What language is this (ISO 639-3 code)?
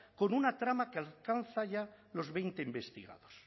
spa